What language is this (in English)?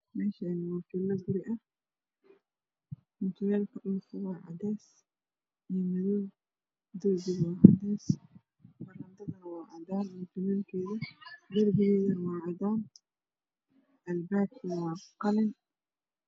Somali